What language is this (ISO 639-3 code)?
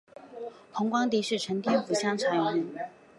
zho